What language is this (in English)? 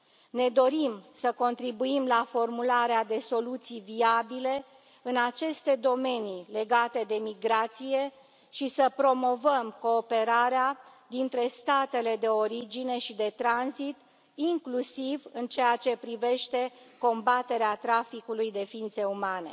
Romanian